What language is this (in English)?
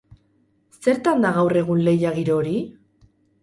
Basque